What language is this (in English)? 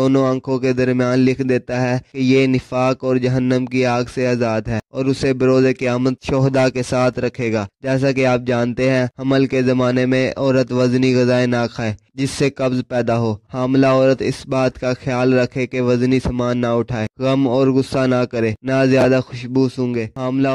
Turkish